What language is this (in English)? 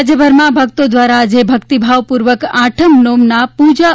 Gujarati